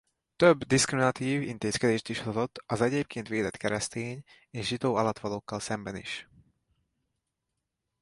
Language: Hungarian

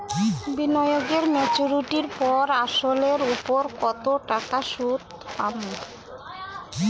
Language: Bangla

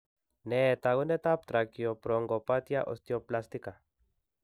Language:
Kalenjin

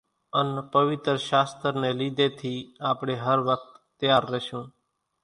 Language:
Kachi Koli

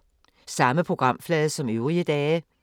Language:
Danish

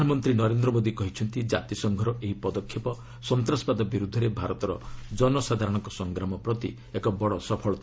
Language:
Odia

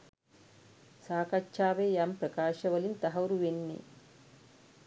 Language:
Sinhala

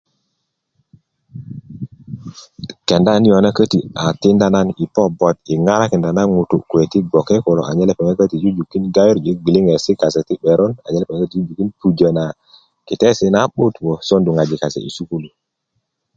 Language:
Kuku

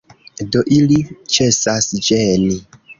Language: Esperanto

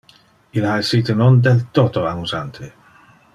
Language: Interlingua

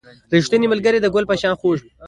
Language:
Pashto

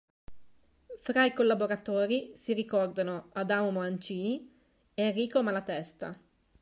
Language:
Italian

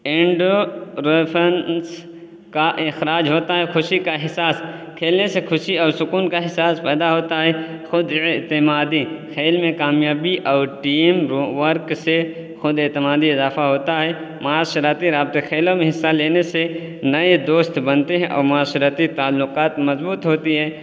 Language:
Urdu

